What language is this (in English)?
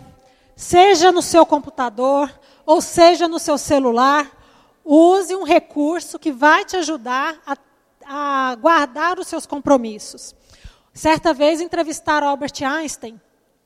Portuguese